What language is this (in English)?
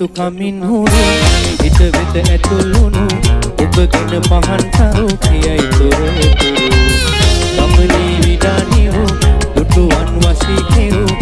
Sinhala